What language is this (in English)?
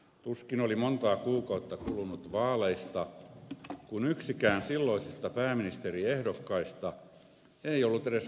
Finnish